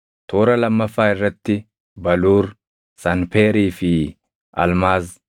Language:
Oromo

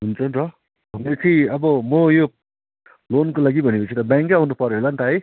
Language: Nepali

